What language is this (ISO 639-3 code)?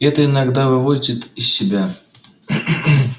rus